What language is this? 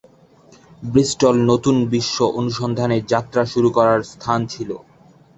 Bangla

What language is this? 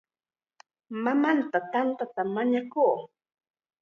Chiquián Ancash Quechua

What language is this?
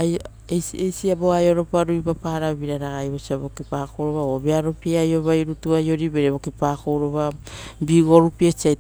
Rotokas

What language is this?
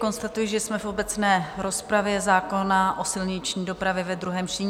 Czech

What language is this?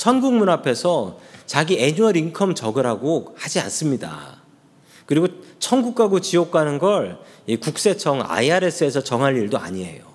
Korean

